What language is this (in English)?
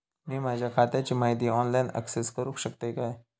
Marathi